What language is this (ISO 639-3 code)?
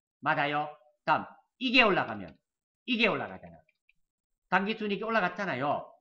kor